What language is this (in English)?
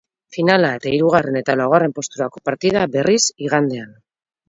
Basque